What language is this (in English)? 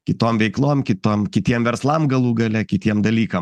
Lithuanian